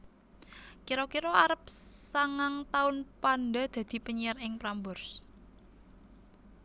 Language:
Javanese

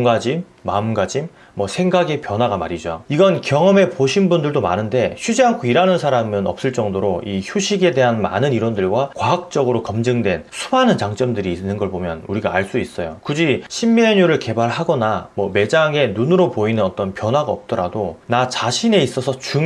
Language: Korean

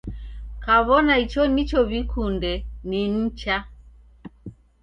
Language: Taita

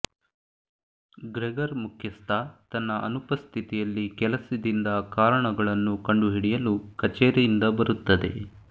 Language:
Kannada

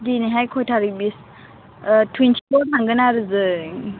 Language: Bodo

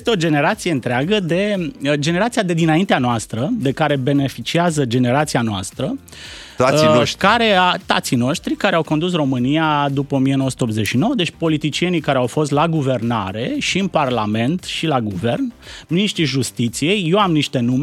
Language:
Romanian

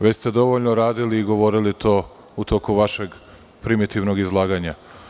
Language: Serbian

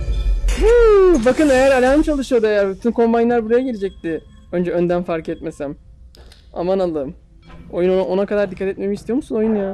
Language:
Turkish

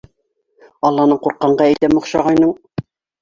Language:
Bashkir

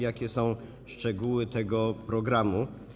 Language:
Polish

